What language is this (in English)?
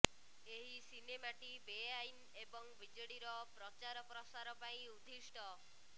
Odia